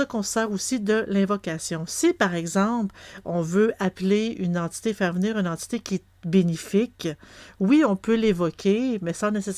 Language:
French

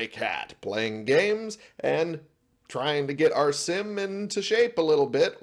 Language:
English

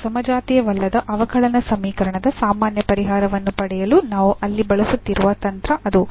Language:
Kannada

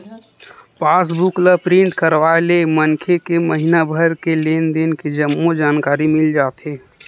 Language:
Chhattisgarhi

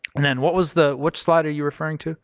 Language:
English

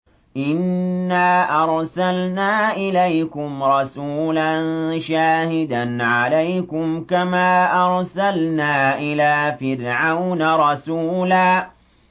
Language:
Arabic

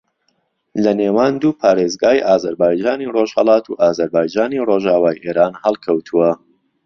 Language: Central Kurdish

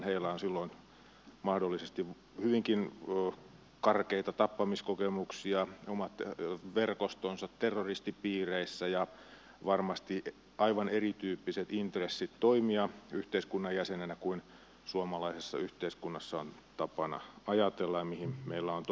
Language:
Finnish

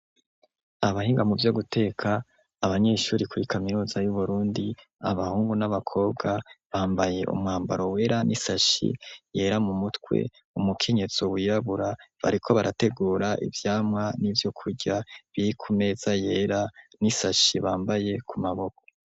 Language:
Rundi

